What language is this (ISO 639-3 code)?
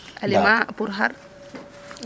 srr